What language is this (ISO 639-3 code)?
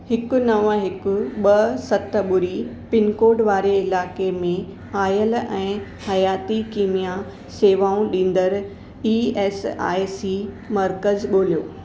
snd